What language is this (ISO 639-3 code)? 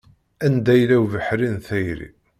kab